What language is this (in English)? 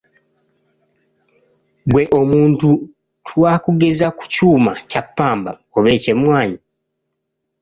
Ganda